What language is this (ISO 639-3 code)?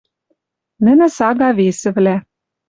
mrj